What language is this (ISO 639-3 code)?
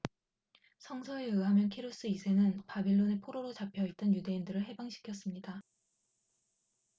kor